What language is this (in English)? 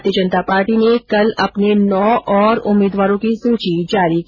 Hindi